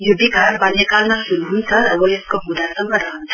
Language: Nepali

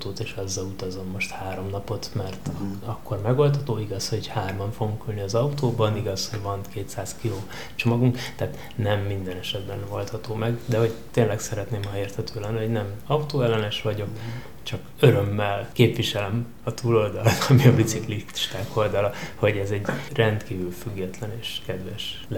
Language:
Hungarian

